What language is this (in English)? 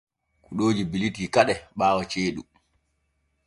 Borgu Fulfulde